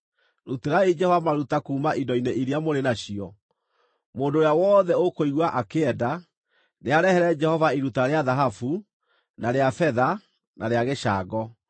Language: Kikuyu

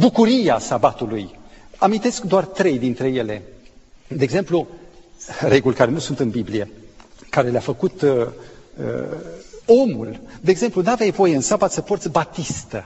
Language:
Romanian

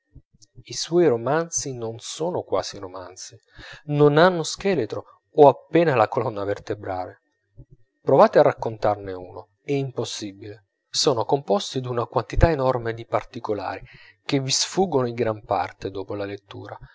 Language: Italian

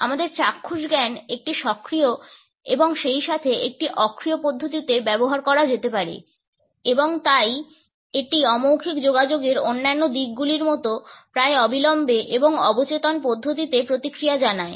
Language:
Bangla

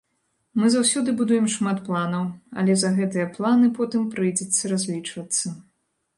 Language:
Belarusian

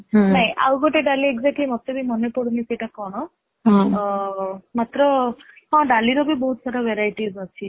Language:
Odia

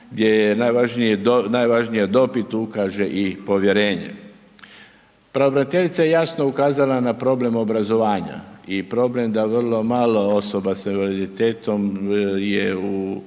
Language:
Croatian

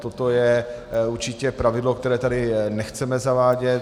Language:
Czech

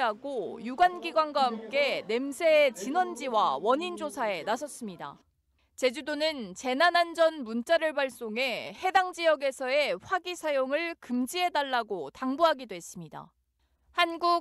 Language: Korean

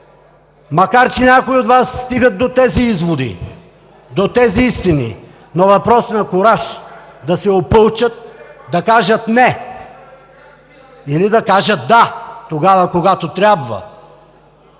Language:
Bulgarian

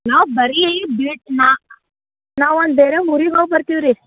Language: Kannada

